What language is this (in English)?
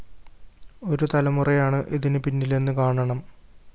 Malayalam